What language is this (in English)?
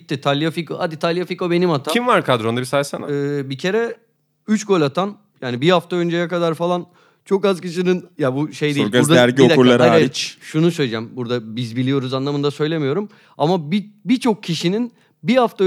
Turkish